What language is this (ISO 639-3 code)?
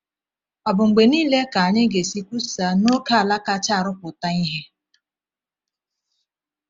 ibo